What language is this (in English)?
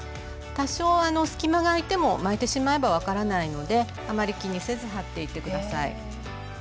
Japanese